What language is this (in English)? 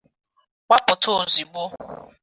Igbo